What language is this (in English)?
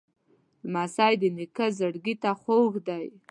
Pashto